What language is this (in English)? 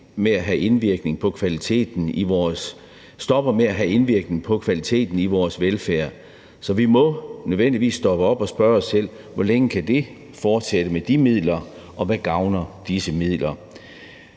Danish